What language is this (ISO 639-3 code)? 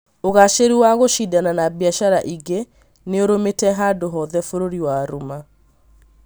kik